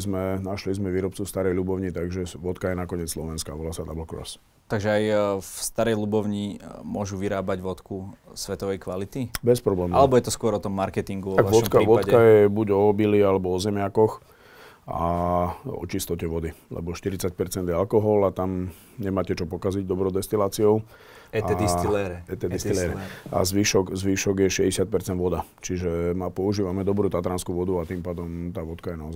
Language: Slovak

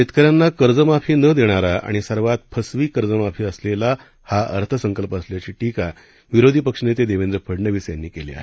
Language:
Marathi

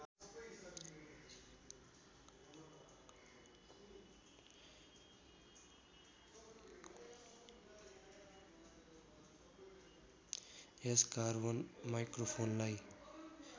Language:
Nepali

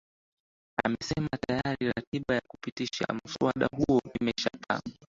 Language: Swahili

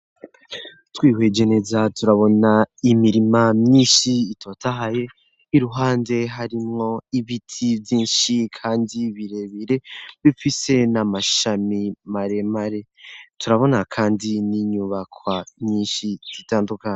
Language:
Rundi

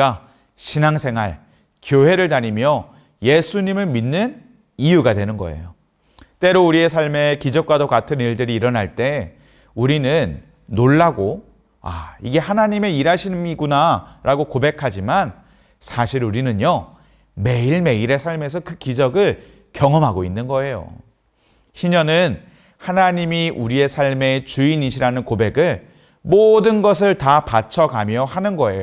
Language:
Korean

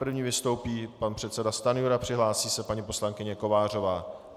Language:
Czech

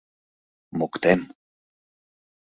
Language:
Mari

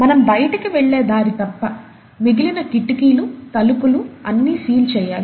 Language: Telugu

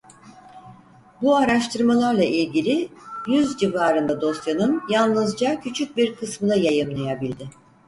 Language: Turkish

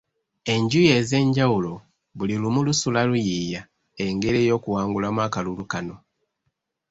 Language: Ganda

